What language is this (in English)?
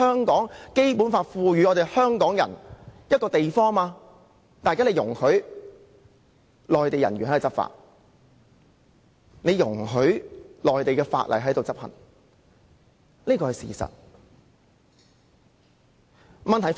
Cantonese